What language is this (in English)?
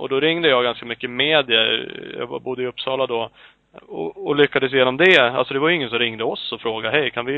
Swedish